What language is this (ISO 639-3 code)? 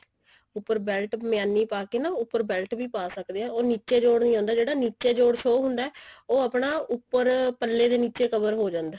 pan